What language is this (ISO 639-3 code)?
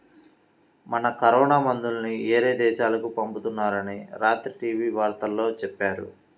tel